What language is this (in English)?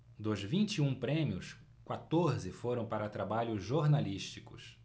Portuguese